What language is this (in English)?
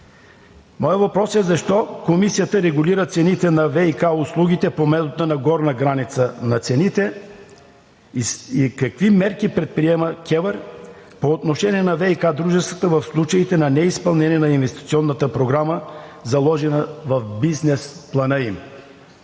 Bulgarian